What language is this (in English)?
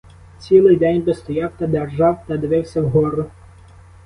Ukrainian